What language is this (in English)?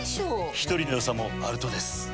Japanese